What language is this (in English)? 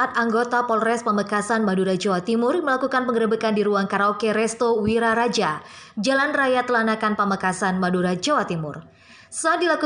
Indonesian